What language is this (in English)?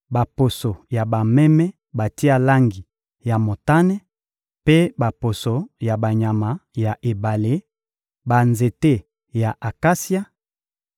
Lingala